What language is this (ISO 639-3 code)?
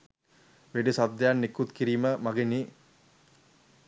sin